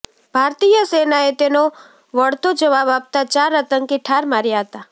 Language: Gujarati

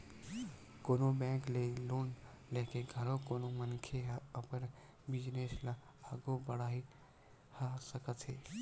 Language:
Chhattisgarhi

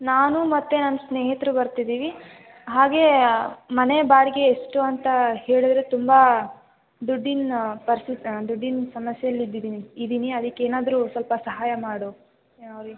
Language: Kannada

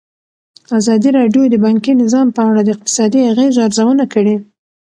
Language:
Pashto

